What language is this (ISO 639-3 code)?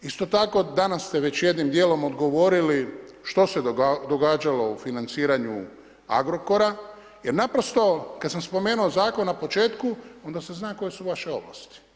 hrv